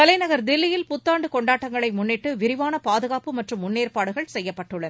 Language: Tamil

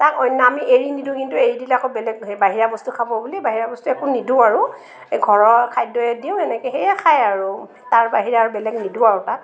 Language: Assamese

